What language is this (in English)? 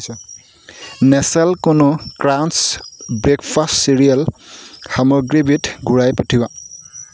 Assamese